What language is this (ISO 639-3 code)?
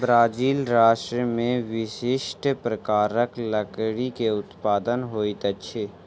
mai